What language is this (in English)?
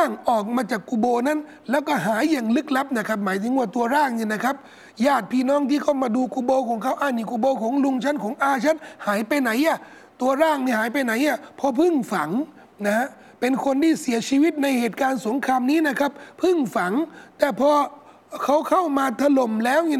Thai